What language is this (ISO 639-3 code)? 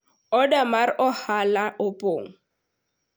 luo